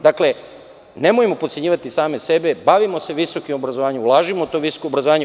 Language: Serbian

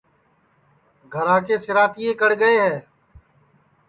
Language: Sansi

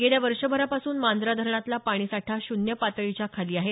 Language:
Marathi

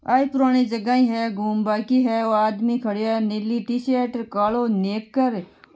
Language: Marwari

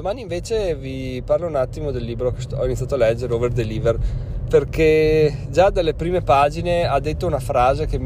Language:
Italian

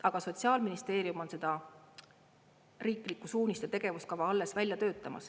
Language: Estonian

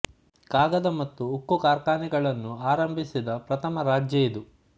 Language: Kannada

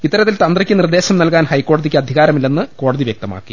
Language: Malayalam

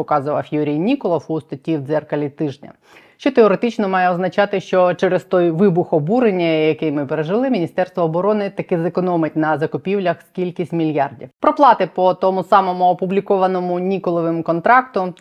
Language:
Ukrainian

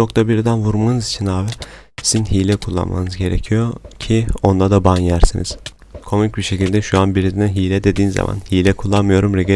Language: Turkish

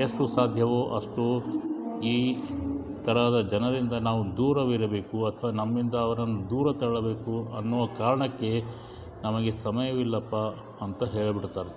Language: Kannada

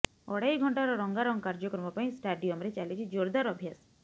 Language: Odia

